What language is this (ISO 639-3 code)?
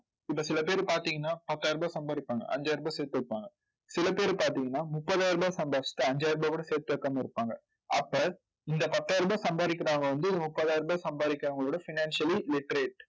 tam